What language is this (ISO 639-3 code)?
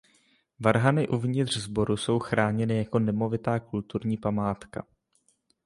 ces